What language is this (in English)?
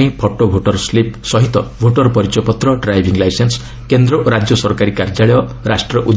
Odia